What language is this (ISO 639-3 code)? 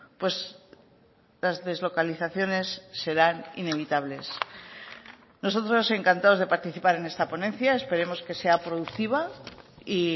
spa